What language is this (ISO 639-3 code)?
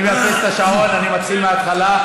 heb